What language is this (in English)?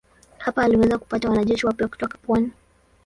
Swahili